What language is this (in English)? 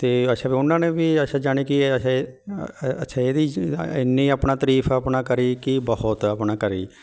Punjabi